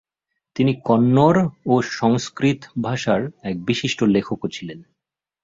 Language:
Bangla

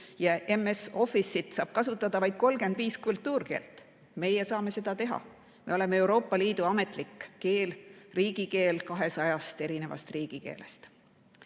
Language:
Estonian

